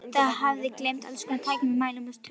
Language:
Icelandic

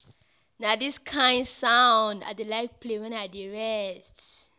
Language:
Nigerian Pidgin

